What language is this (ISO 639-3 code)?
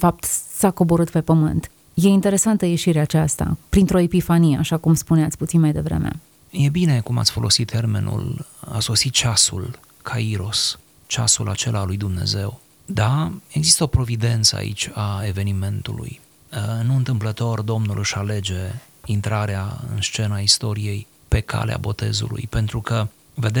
ron